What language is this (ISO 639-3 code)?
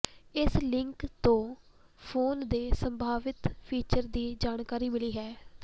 pan